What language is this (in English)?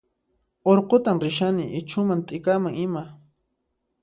Puno Quechua